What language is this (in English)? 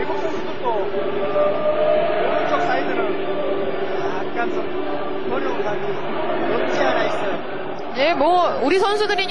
Korean